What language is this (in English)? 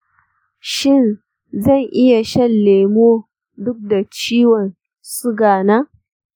Hausa